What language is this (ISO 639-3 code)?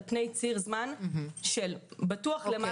heb